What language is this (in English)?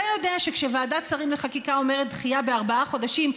Hebrew